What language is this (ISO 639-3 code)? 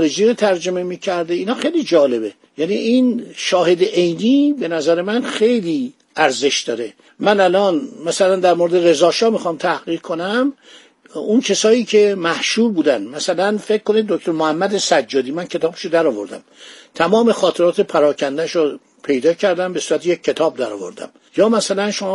fas